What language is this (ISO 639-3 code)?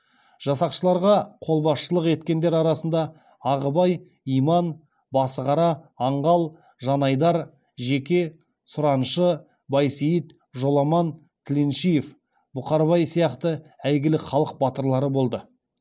kaz